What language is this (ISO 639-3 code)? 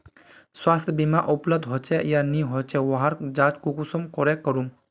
mag